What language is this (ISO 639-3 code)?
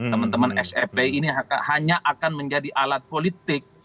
ind